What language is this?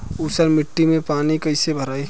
Bhojpuri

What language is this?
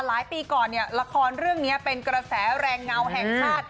Thai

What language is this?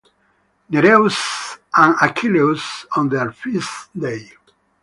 English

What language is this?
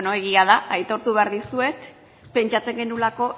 Basque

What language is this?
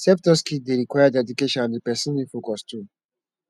Nigerian Pidgin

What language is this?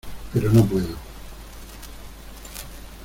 Spanish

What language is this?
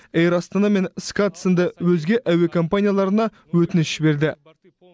Kazakh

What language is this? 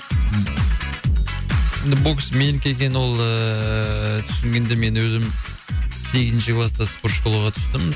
Kazakh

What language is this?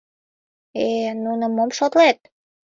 Mari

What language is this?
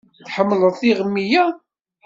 Kabyle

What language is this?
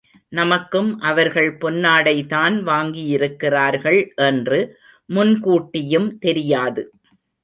Tamil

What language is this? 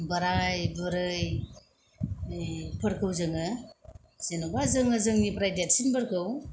Bodo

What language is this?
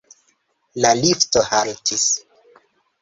Esperanto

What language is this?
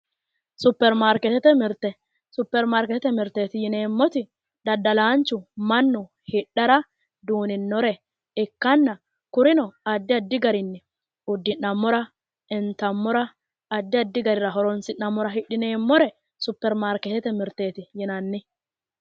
Sidamo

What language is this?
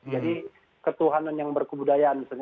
Indonesian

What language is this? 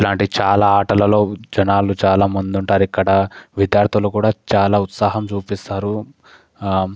Telugu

